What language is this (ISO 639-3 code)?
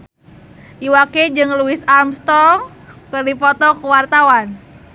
sun